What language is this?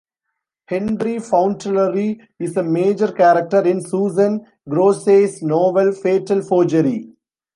English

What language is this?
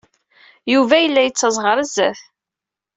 Kabyle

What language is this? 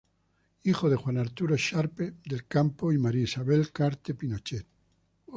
Spanish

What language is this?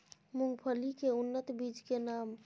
Maithili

